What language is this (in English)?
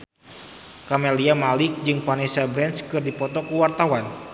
Sundanese